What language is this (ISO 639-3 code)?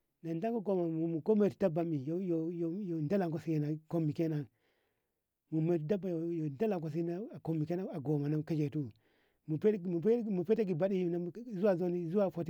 nbh